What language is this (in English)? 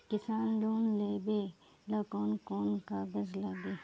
Bhojpuri